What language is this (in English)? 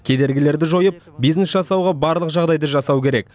Kazakh